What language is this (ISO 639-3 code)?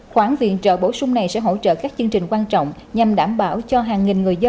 vie